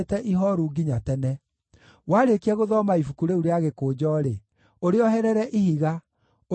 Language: Kikuyu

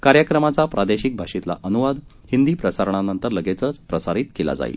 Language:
Marathi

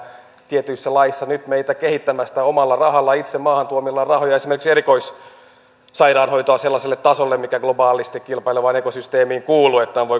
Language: Finnish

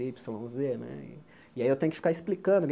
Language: Portuguese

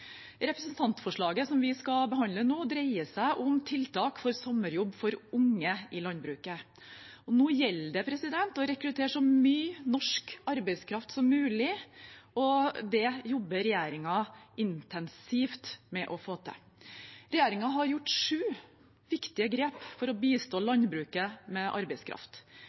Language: Norwegian Bokmål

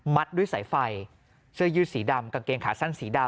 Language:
Thai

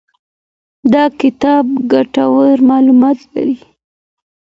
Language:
Pashto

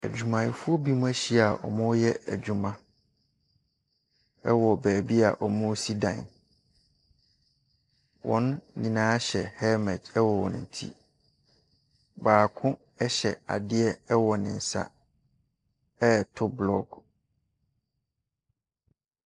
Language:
Akan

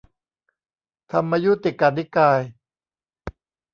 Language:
Thai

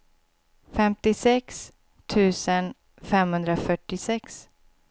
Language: Swedish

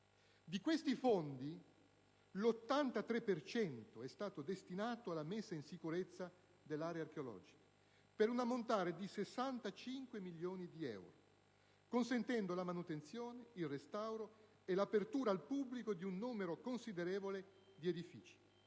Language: Italian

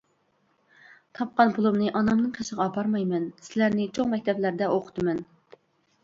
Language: Uyghur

